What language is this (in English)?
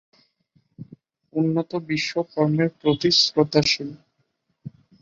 Bangla